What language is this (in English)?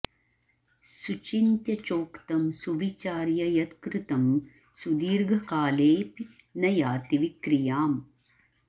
Sanskrit